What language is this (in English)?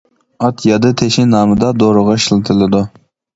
Uyghur